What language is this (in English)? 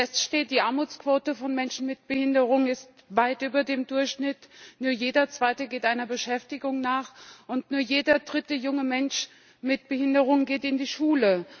German